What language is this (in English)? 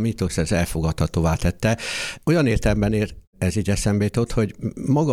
Hungarian